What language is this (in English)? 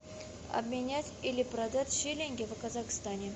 Russian